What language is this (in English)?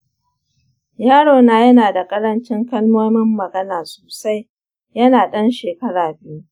Hausa